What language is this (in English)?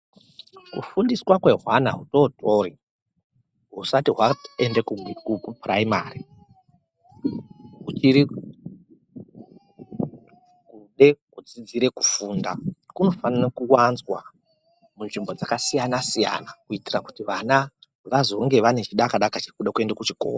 Ndau